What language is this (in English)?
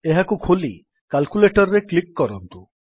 Odia